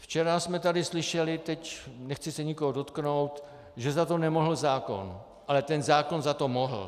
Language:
Czech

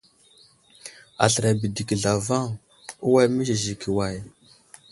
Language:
Wuzlam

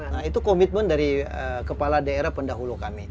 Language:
Indonesian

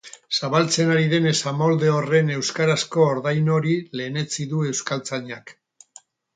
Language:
Basque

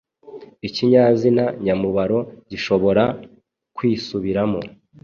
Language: Kinyarwanda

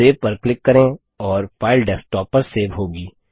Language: Hindi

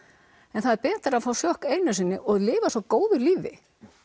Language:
Icelandic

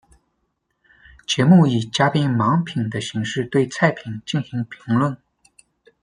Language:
Chinese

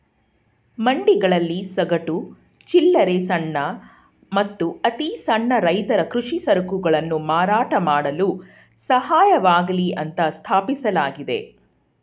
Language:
Kannada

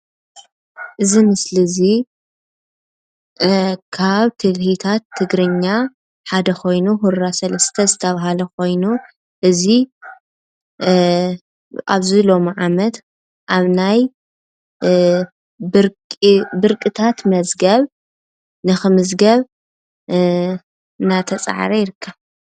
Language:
Tigrinya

